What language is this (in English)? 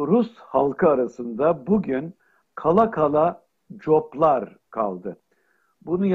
Turkish